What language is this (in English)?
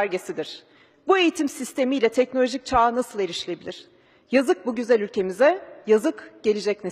Turkish